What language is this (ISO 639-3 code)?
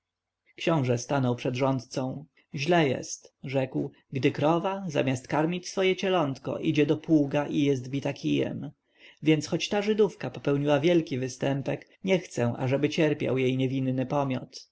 pol